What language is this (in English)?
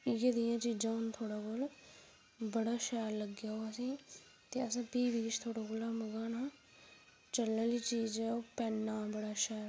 Dogri